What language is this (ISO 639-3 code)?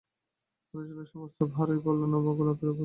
ben